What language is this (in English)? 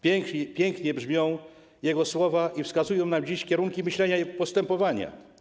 Polish